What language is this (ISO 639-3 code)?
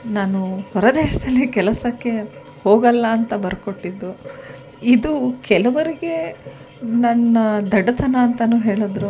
kan